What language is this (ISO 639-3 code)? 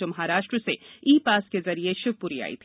hin